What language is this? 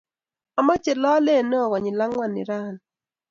Kalenjin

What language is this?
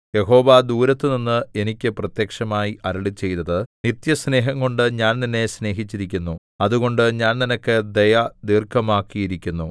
Malayalam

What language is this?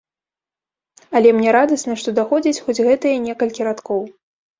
Belarusian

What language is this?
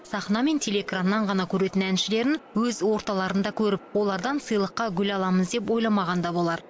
Kazakh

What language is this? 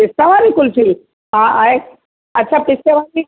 Sindhi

